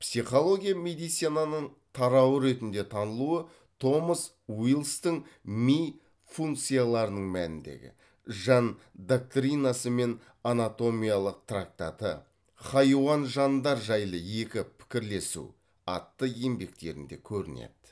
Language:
Kazakh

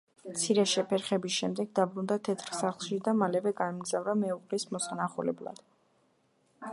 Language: Georgian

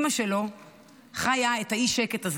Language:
Hebrew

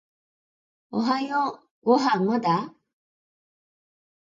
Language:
Japanese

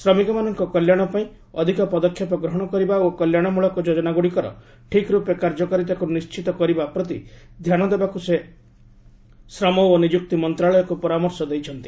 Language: Odia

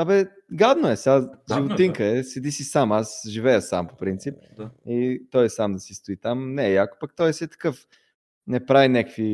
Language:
Bulgarian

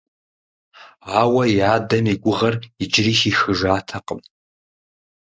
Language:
Kabardian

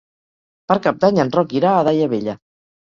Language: Catalan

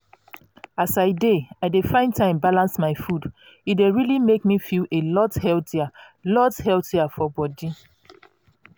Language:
Nigerian Pidgin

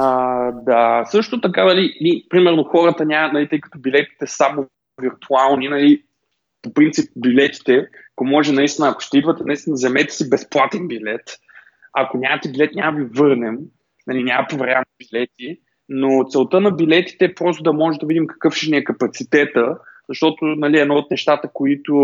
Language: Bulgarian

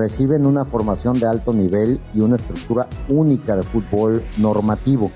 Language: Spanish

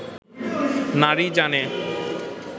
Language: Bangla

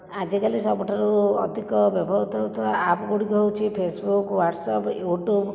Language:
Odia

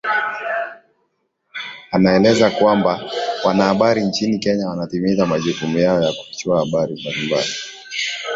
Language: Swahili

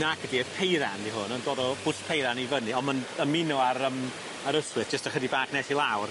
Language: Welsh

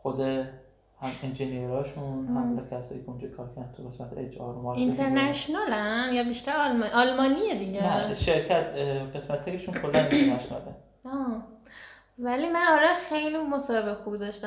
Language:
Persian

